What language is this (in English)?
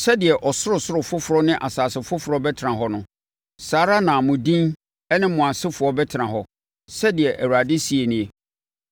Akan